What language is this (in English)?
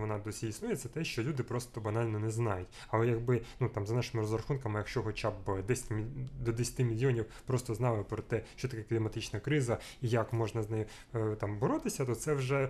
Ukrainian